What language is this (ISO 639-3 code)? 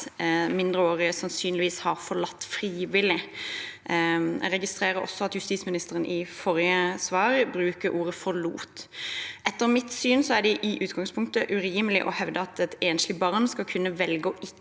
nor